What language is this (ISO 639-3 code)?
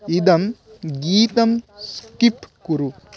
san